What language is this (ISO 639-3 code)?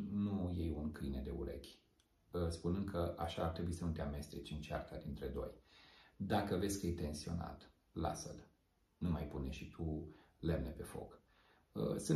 ron